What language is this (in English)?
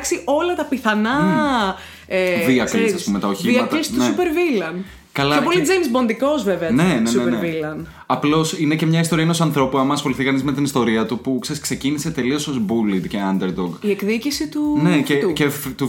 Greek